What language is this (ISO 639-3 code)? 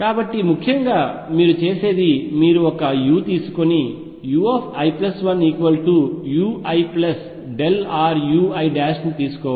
tel